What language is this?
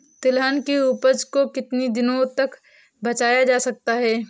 Hindi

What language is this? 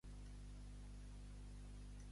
Catalan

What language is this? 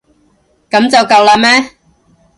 Cantonese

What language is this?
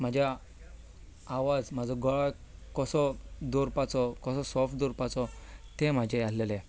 Konkani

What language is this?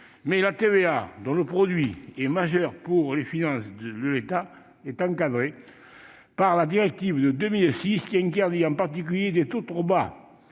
French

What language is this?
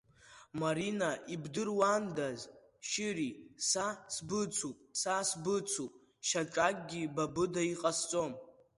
Abkhazian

